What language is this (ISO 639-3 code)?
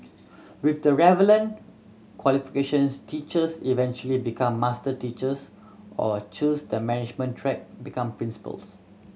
eng